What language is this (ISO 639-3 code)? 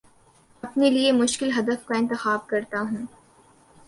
urd